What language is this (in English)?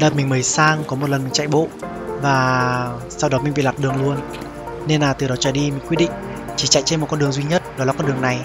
Vietnamese